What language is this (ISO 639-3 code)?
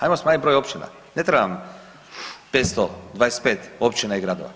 hrv